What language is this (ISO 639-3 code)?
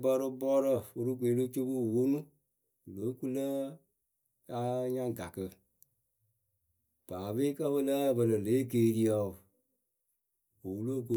keu